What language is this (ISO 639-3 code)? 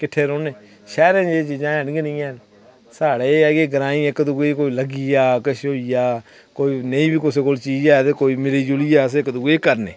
doi